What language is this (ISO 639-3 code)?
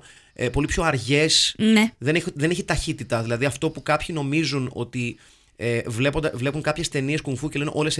ell